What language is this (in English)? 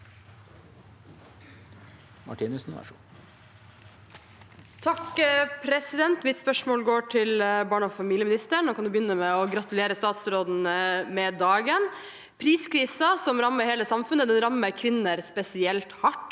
Norwegian